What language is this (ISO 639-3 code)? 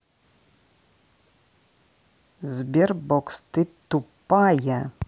rus